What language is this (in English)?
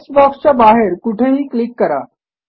Marathi